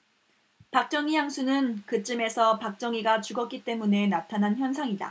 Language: Korean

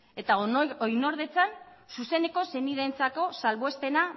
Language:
Basque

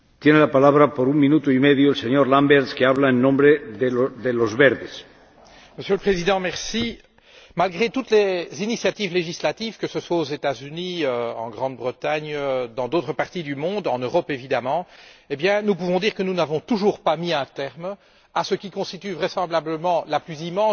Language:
French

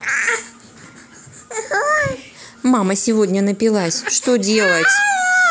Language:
Russian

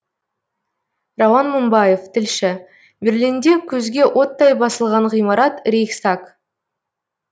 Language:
Kazakh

